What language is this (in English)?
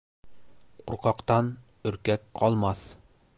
Bashkir